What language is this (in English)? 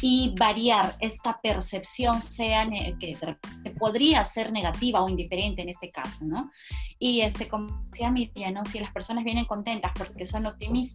Spanish